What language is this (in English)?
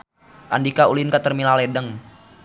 Sundanese